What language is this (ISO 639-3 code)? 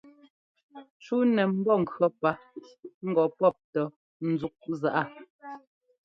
jgo